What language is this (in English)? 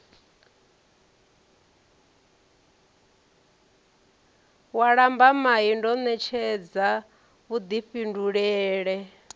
Venda